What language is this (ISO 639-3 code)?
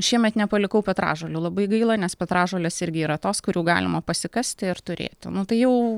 lit